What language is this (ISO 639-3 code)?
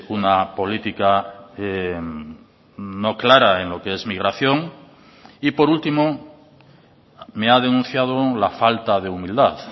spa